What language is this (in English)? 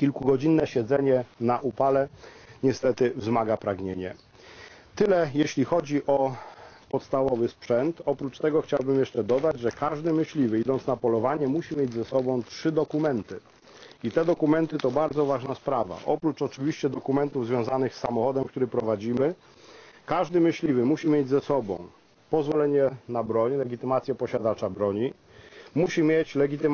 Polish